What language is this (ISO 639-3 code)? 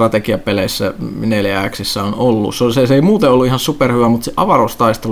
fin